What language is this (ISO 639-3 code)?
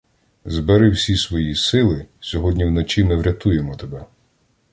ukr